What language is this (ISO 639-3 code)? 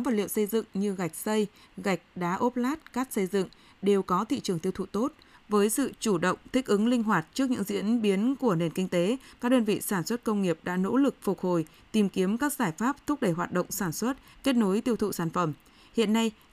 vie